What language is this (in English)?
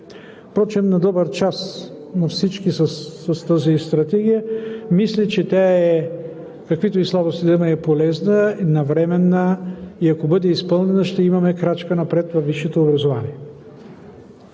Bulgarian